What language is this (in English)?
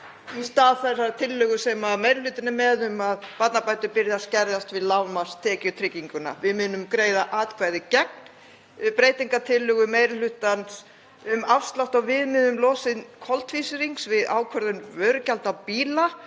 Icelandic